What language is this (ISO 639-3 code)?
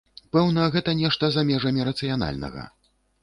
bel